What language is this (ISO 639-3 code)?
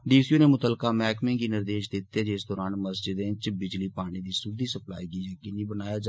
doi